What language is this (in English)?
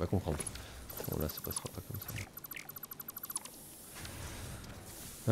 French